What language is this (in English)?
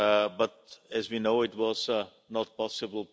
English